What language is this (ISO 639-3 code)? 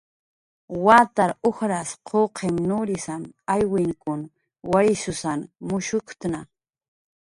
jqr